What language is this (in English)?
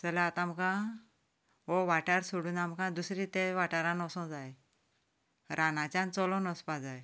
Konkani